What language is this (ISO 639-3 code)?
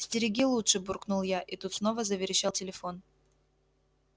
rus